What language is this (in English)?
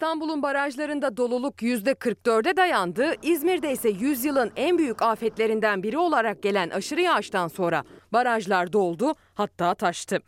Turkish